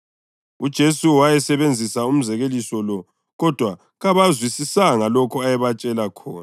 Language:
North Ndebele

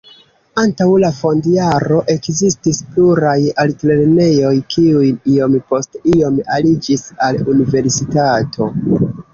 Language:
Esperanto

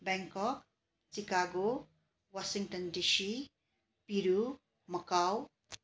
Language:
Nepali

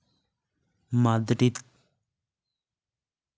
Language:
Santali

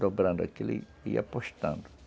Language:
Portuguese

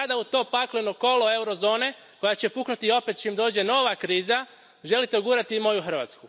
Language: Croatian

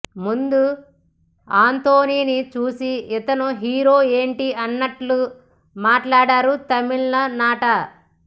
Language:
Telugu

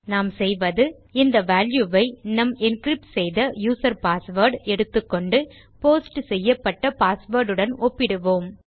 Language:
Tamil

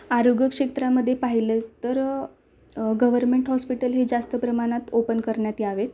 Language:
Marathi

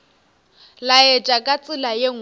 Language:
Northern Sotho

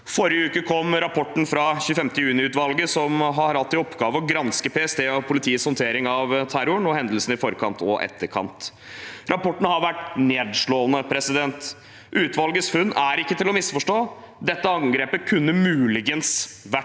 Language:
Norwegian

